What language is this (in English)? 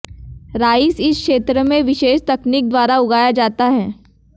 Hindi